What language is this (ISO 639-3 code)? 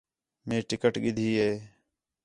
xhe